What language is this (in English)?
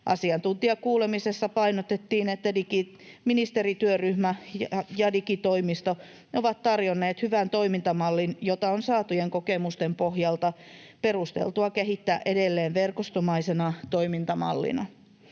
Finnish